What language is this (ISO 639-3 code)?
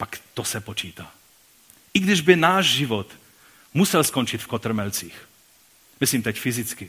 ces